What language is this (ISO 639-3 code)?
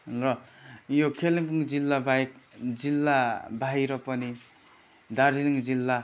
nep